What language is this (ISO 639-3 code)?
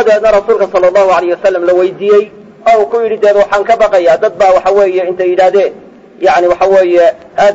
ara